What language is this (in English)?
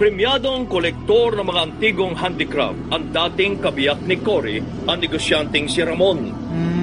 Filipino